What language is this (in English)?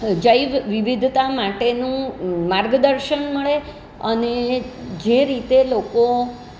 Gujarati